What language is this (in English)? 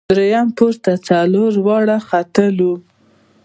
Pashto